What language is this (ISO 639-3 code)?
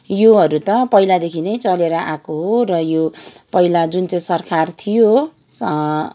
nep